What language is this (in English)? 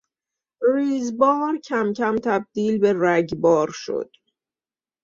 Persian